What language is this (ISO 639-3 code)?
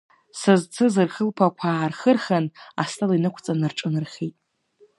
abk